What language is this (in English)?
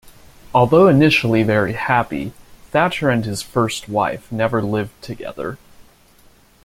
English